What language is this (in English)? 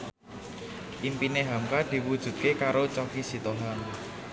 Javanese